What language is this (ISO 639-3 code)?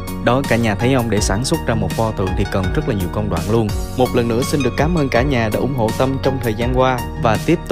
vie